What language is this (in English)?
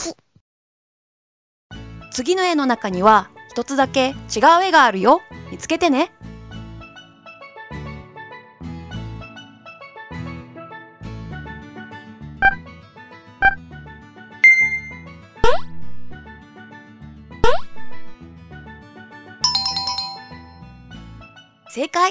Japanese